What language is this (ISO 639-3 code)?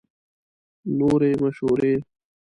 pus